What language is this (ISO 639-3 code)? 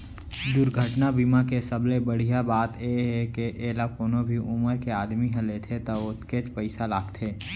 hne